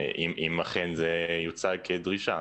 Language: Hebrew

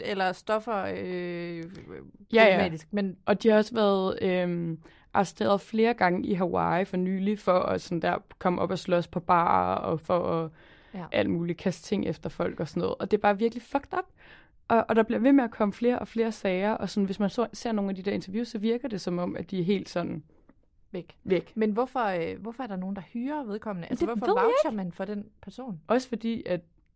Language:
Danish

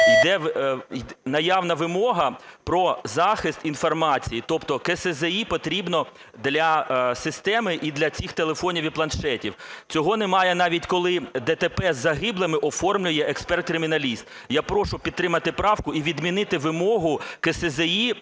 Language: Ukrainian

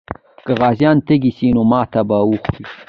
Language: Pashto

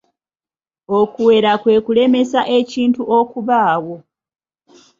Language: Ganda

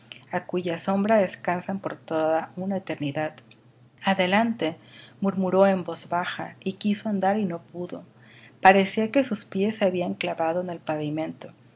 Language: Spanish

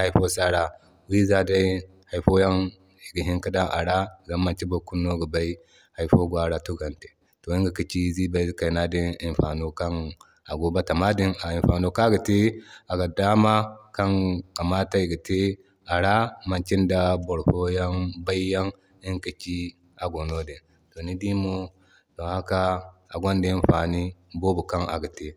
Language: Zarma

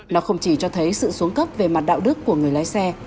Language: Vietnamese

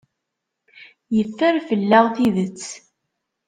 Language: Kabyle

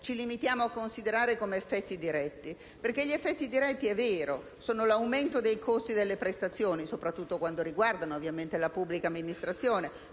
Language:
Italian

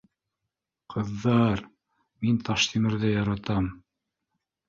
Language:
Bashkir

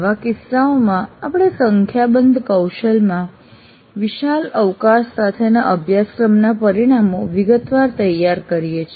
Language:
Gujarati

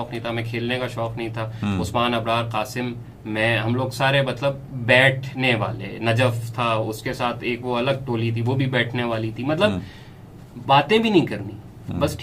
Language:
Urdu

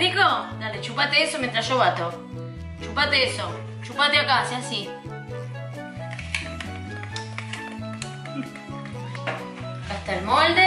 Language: Spanish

